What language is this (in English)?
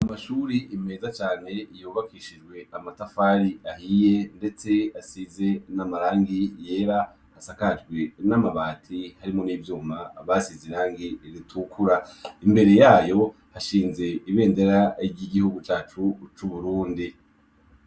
Rundi